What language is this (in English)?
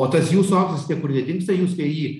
Lithuanian